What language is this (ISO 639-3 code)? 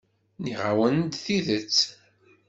kab